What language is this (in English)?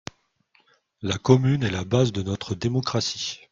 French